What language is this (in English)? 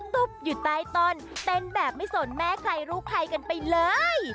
Thai